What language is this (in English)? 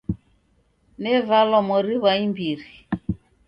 Taita